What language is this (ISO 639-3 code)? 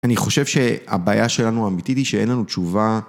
heb